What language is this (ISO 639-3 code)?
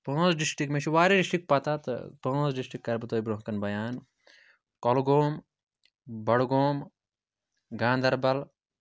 kas